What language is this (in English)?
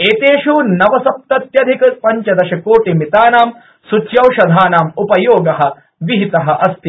Sanskrit